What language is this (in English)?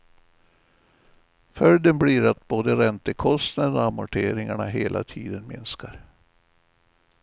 Swedish